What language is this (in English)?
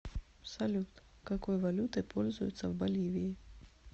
Russian